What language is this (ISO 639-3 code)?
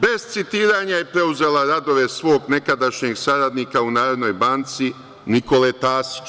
srp